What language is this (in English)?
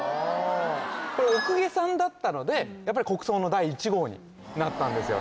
Japanese